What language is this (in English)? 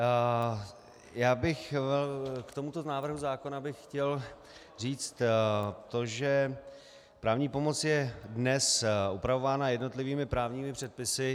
Czech